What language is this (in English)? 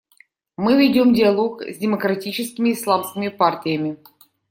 Russian